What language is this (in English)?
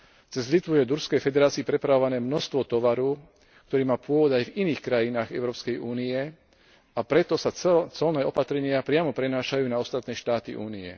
Slovak